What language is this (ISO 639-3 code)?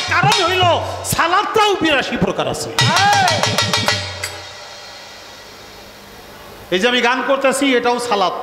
ben